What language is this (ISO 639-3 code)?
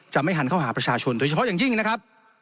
tha